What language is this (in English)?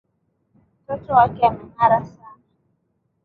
Swahili